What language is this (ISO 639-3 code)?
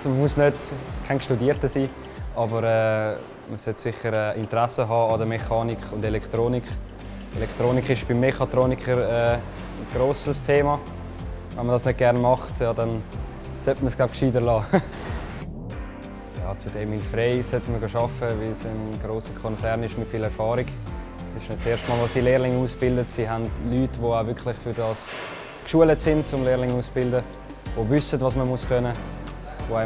deu